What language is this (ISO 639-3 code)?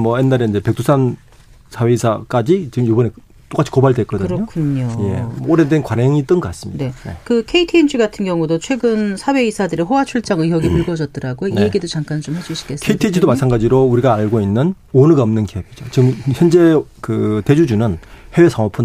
kor